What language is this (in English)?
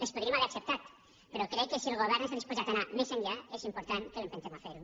Catalan